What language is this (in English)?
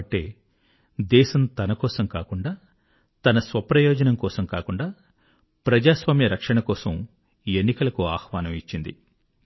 Telugu